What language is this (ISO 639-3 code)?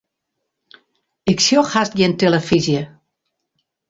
fry